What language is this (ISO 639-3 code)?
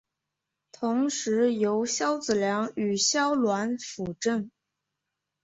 zho